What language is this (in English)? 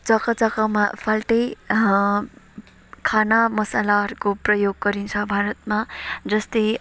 Nepali